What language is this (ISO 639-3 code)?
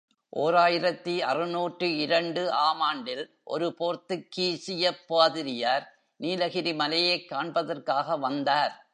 tam